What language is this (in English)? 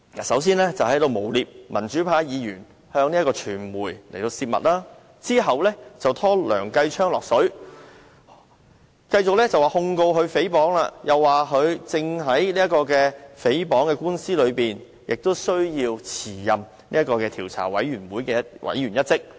Cantonese